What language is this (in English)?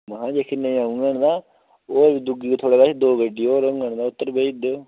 Dogri